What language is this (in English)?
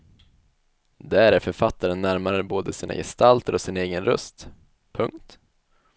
Swedish